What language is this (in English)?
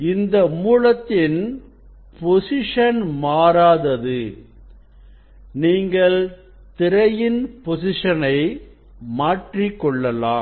Tamil